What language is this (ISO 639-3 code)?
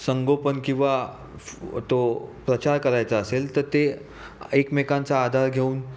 mar